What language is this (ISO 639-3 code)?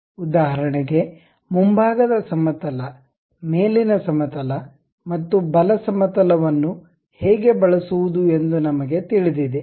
kan